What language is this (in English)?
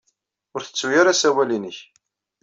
Kabyle